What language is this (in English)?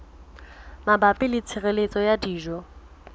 Southern Sotho